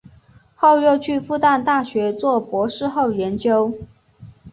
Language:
Chinese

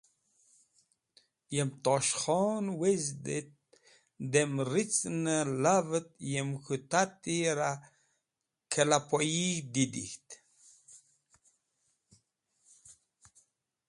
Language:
Wakhi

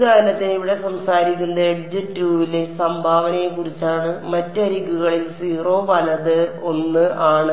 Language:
Malayalam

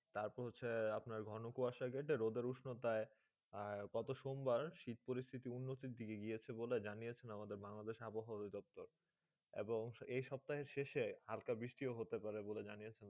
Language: Bangla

